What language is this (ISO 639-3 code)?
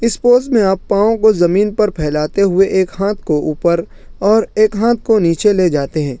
urd